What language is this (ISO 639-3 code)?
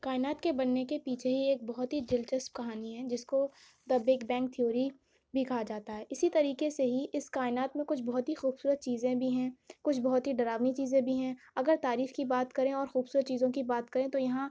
urd